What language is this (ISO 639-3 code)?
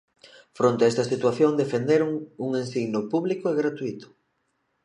glg